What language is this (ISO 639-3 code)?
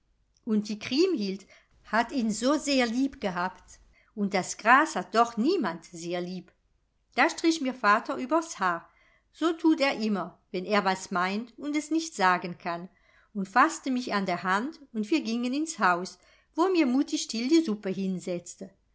deu